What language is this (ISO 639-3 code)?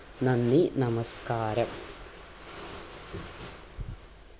mal